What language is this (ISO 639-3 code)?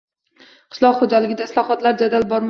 uzb